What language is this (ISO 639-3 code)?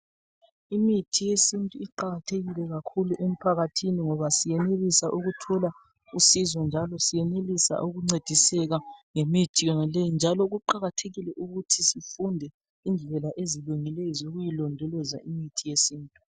nde